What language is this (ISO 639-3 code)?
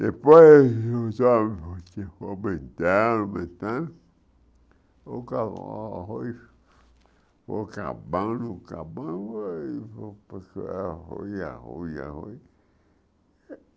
por